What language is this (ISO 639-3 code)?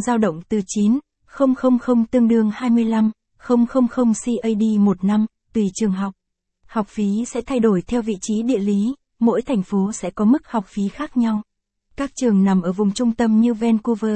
vie